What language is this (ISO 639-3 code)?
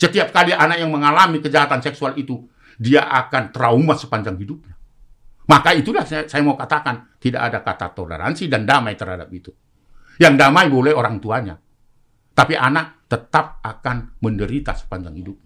ind